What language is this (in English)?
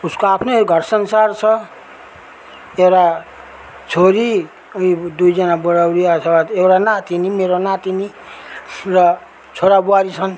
Nepali